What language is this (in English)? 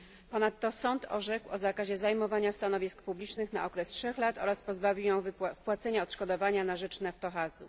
Polish